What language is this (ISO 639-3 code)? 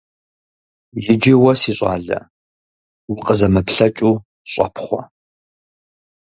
kbd